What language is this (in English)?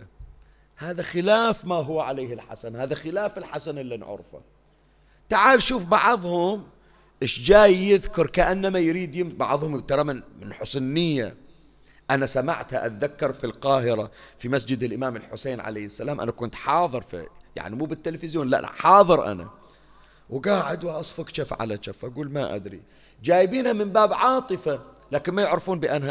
Arabic